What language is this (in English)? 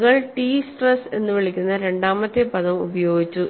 Malayalam